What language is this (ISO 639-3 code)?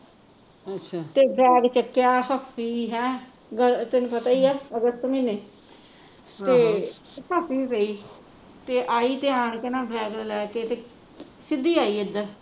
pan